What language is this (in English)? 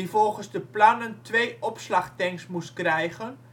Dutch